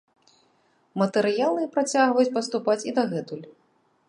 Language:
Belarusian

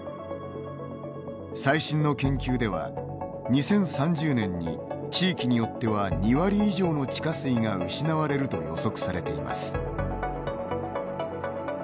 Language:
Japanese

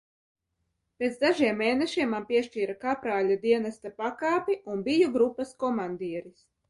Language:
Latvian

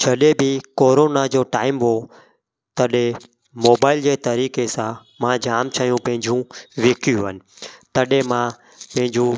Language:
Sindhi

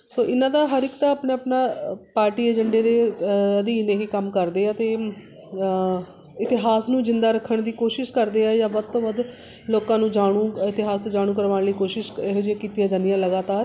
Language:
Punjabi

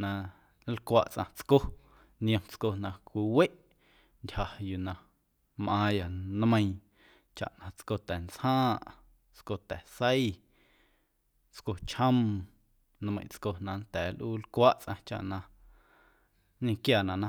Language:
Guerrero Amuzgo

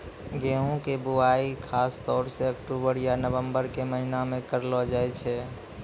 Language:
Maithili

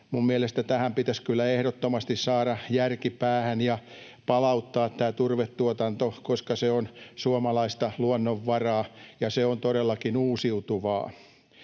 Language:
Finnish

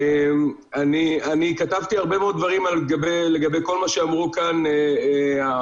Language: Hebrew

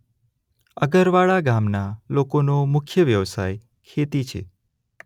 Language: Gujarati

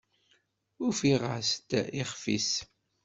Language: Kabyle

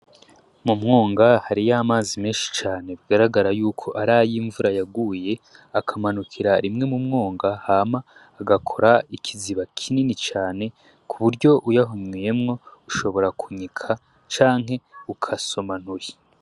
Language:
Rundi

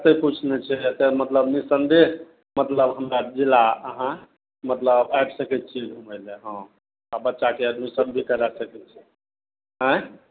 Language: Maithili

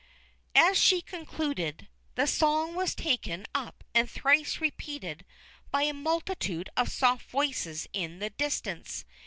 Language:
English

